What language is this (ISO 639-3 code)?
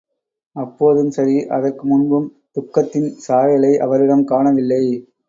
tam